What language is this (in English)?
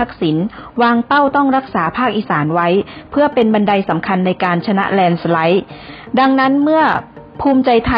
Thai